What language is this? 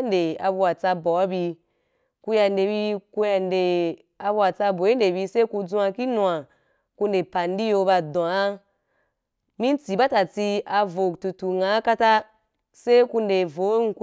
Wapan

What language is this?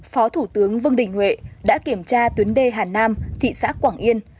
Vietnamese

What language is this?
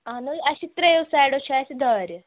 Kashmiri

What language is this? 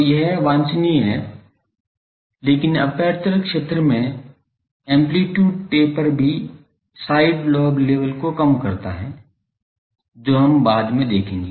Hindi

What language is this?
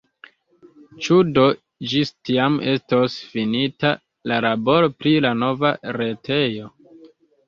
Esperanto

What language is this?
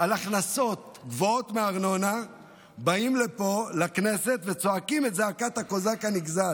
Hebrew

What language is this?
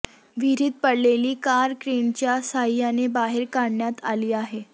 Marathi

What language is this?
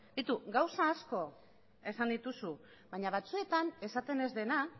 Basque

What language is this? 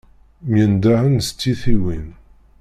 Kabyle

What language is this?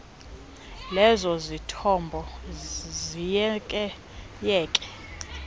Xhosa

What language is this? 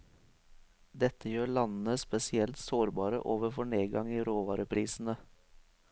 Norwegian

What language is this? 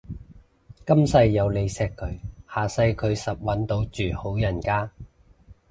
Cantonese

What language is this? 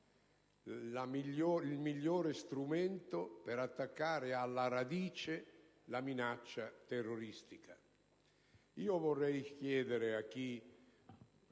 Italian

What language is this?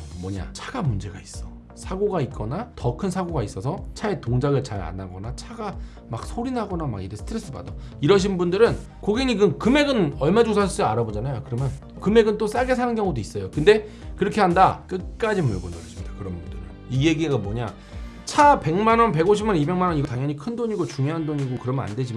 Korean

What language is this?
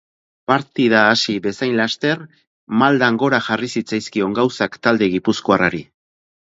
Basque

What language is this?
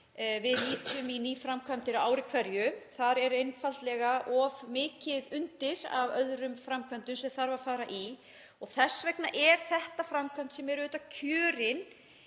Icelandic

